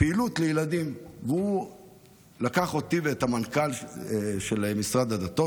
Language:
Hebrew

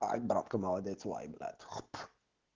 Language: Russian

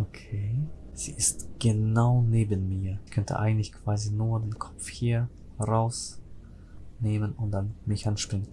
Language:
German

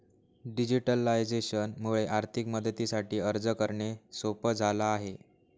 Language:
Marathi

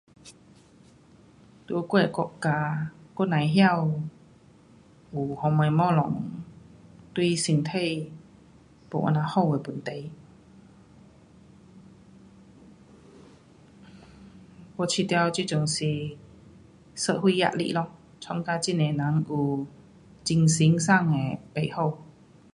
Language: Pu-Xian Chinese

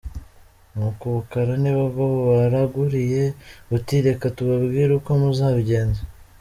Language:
Kinyarwanda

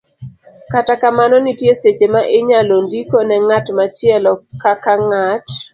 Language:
Luo (Kenya and Tanzania)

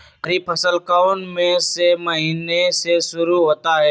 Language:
Magahi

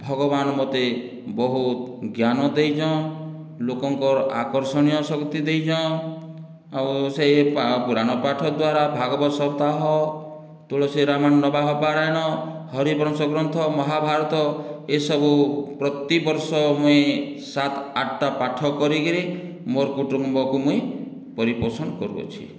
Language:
Odia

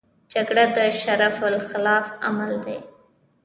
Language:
Pashto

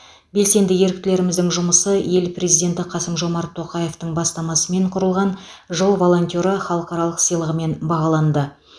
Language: Kazakh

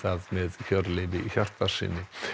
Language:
Icelandic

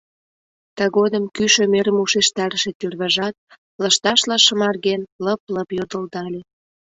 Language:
Mari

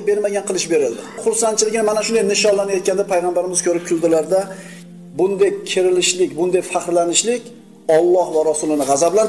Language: Turkish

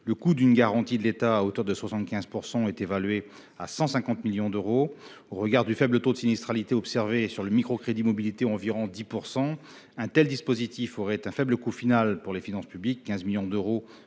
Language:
French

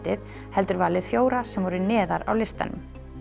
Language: Icelandic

